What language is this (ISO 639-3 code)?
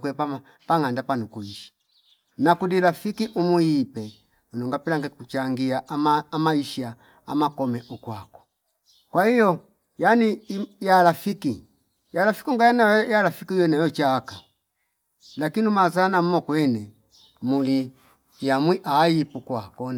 fip